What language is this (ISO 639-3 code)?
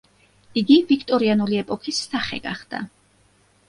kat